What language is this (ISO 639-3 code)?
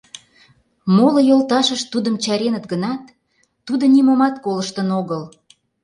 chm